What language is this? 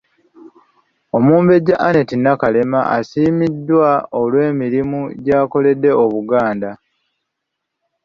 Ganda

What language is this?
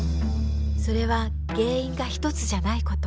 Japanese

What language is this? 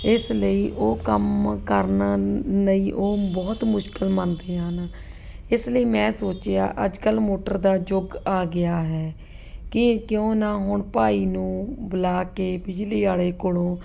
Punjabi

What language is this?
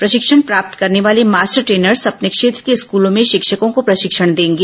Hindi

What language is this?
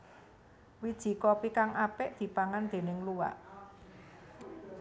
Javanese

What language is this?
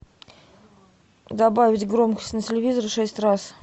Russian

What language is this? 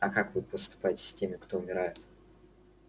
Russian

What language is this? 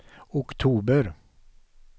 Swedish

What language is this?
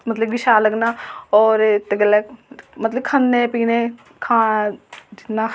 Dogri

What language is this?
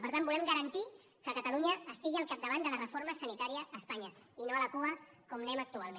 Catalan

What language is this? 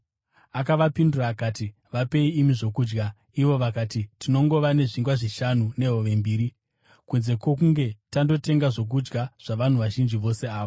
Shona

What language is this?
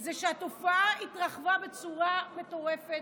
Hebrew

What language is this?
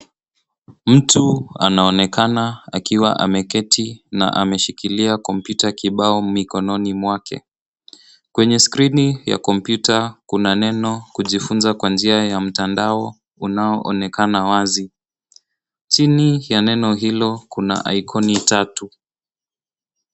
Swahili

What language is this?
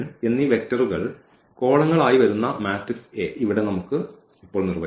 Malayalam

